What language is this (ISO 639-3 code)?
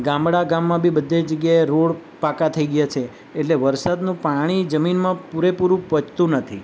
guj